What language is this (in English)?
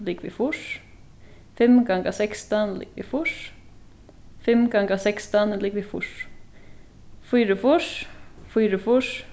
Faroese